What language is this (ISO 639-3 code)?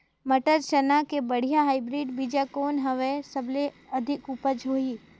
hne